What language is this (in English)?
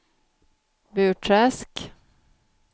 Swedish